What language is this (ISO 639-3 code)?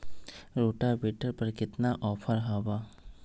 mag